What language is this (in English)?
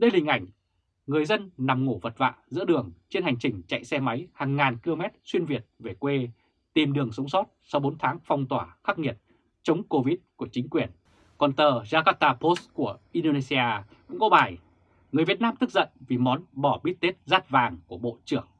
Vietnamese